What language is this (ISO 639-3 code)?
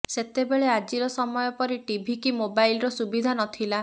ori